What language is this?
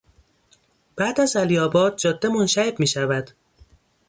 Persian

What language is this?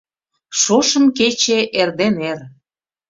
Mari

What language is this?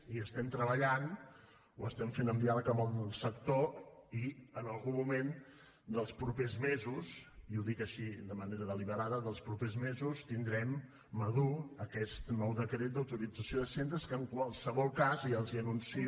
Catalan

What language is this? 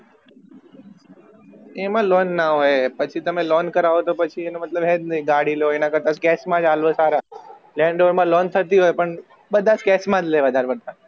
Gujarati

